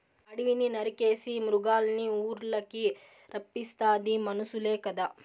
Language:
Telugu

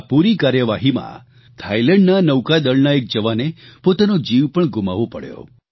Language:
Gujarati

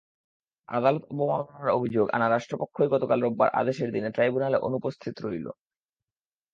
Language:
Bangla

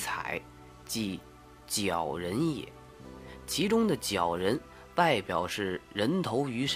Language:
Chinese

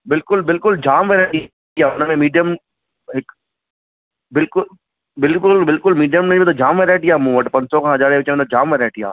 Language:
Sindhi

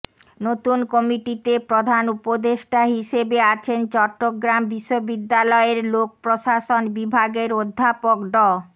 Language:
Bangla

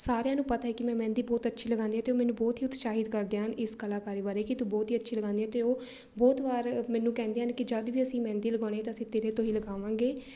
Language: Punjabi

